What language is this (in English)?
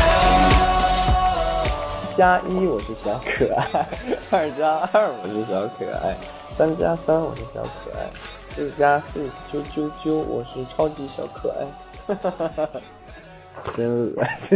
Chinese